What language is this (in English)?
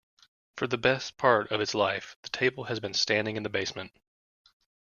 English